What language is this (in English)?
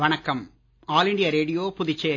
Tamil